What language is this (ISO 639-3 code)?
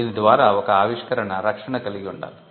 tel